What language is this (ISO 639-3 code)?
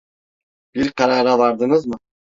tur